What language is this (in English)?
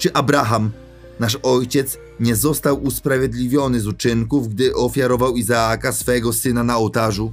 Polish